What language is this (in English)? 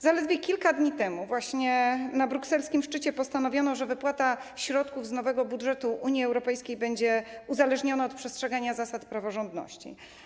Polish